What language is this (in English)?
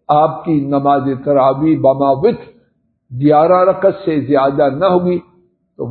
Arabic